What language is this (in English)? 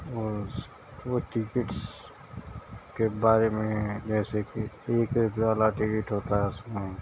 Urdu